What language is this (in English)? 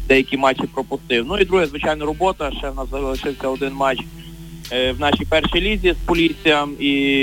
Ukrainian